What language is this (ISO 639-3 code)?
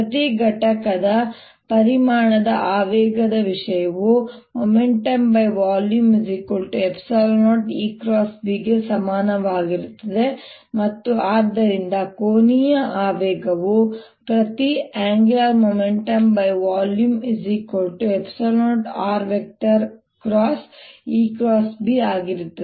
kan